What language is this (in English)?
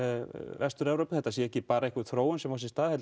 Icelandic